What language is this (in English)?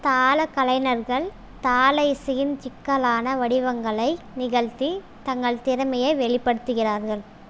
Tamil